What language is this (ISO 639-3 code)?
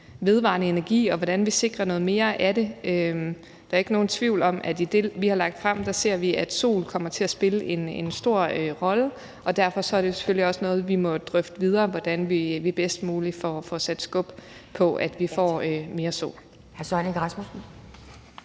dan